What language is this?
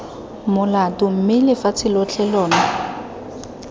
Tswana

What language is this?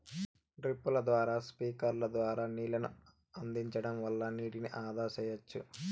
Telugu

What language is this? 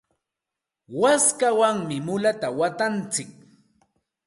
Santa Ana de Tusi Pasco Quechua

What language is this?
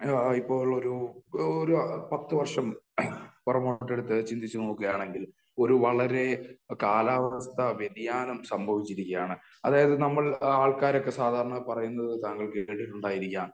Malayalam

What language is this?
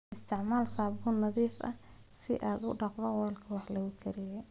Somali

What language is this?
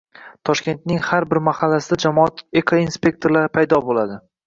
Uzbek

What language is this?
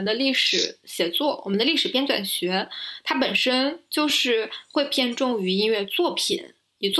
Chinese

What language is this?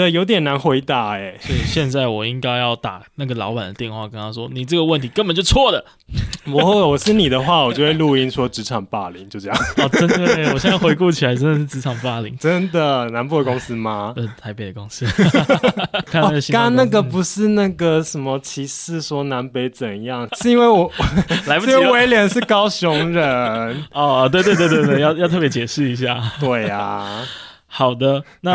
Chinese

